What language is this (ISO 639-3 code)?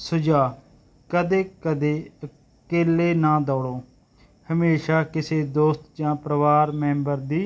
pan